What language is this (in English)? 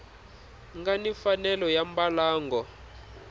Tsonga